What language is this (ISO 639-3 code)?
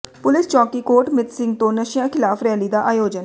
pan